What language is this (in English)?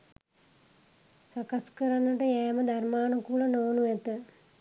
Sinhala